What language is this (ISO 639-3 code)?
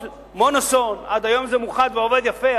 heb